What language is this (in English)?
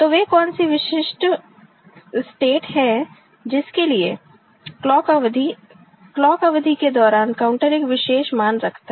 Hindi